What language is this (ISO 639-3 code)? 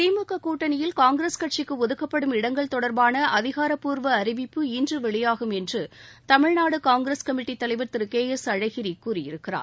tam